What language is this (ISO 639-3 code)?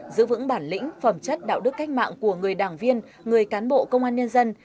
vie